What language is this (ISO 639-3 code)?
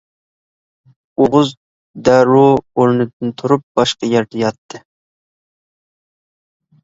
uig